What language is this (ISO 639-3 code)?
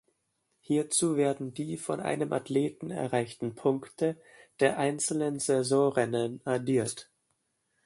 deu